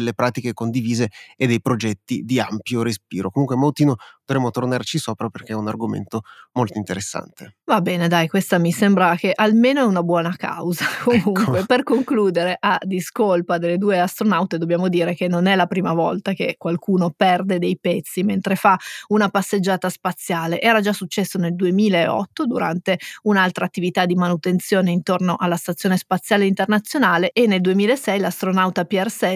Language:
Italian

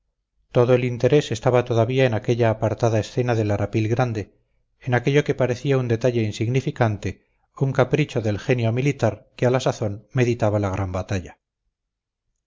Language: Spanish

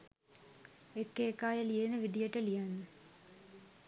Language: Sinhala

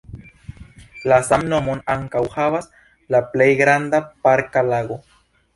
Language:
Esperanto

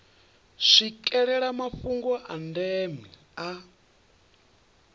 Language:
Venda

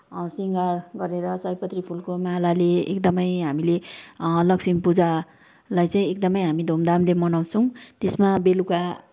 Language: Nepali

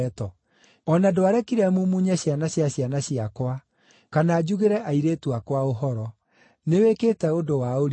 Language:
Kikuyu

